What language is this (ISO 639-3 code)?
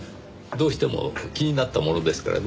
jpn